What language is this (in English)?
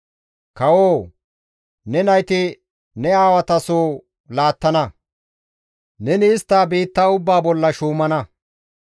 Gamo